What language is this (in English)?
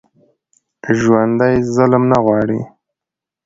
Pashto